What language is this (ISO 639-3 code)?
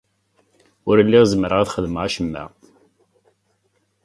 kab